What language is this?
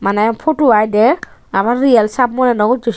Chakma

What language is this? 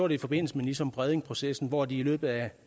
Danish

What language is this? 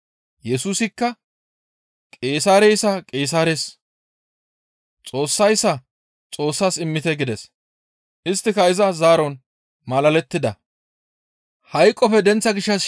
Gamo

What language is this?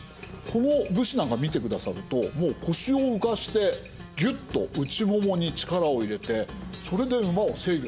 Japanese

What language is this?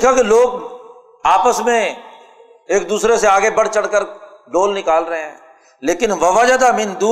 Urdu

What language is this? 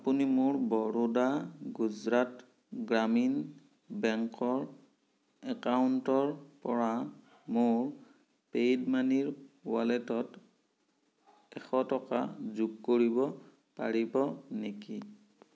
Assamese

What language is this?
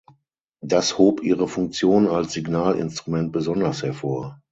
German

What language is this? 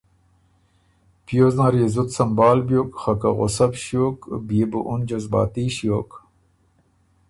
Ormuri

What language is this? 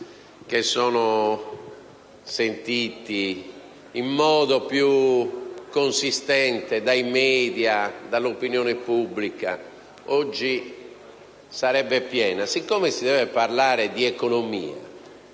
Italian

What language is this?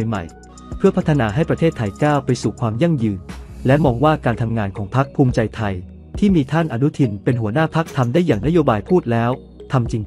Thai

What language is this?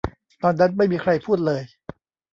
Thai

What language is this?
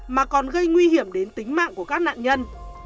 Vietnamese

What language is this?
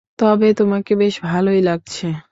Bangla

